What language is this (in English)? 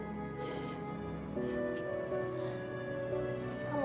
Indonesian